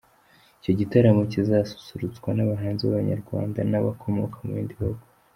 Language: Kinyarwanda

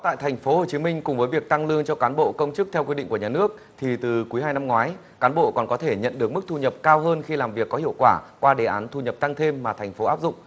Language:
Vietnamese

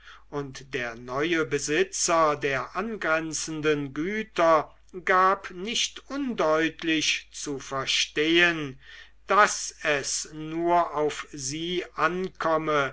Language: German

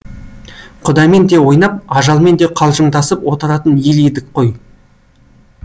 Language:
Kazakh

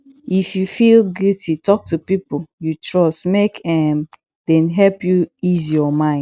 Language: Nigerian Pidgin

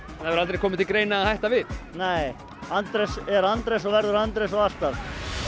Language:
Icelandic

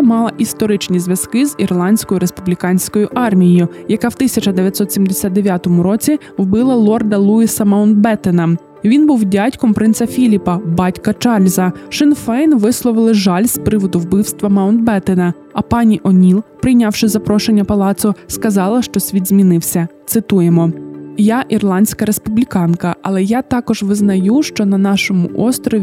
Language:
Ukrainian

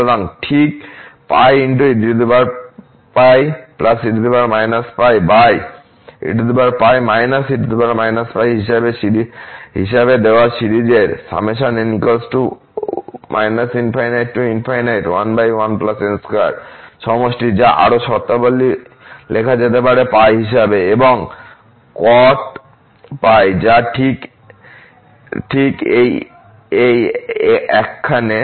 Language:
Bangla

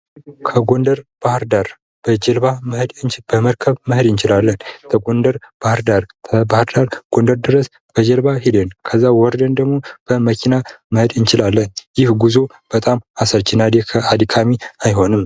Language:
Amharic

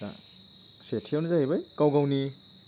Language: Bodo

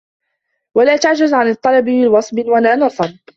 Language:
Arabic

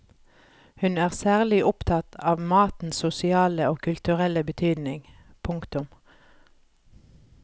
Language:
Norwegian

